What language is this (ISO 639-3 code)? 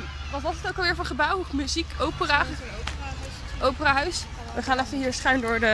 nld